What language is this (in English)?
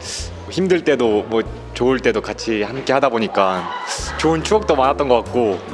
Korean